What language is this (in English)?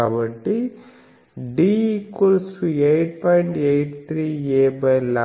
Telugu